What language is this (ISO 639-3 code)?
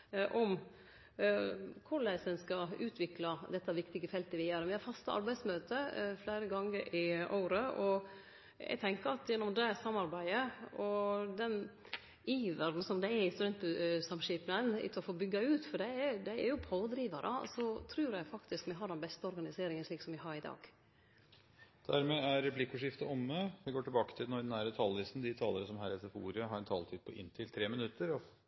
nor